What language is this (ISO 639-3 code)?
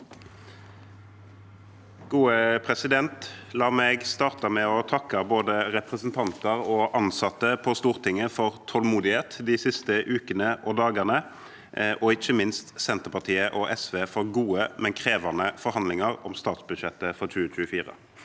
nor